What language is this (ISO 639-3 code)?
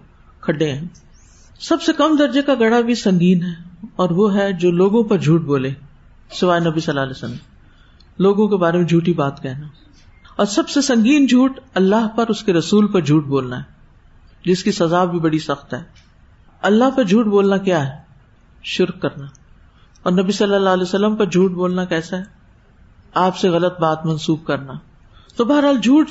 urd